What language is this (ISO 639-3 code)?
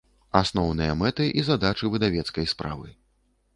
bel